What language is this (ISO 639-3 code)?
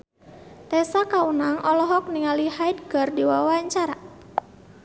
sun